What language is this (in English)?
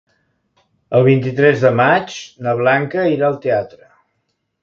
Catalan